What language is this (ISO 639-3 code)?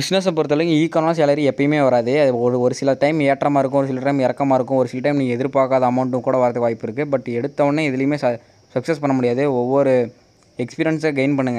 tam